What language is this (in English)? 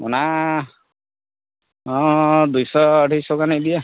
Santali